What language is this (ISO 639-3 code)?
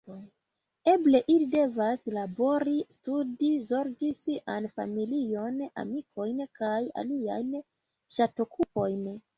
epo